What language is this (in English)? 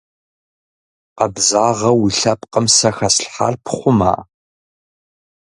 Kabardian